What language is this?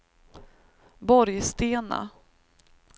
Swedish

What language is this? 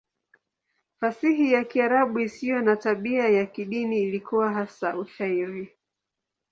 Swahili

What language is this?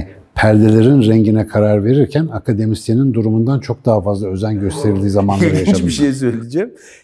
Turkish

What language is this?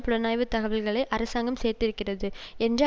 Tamil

